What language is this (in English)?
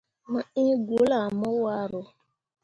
Mundang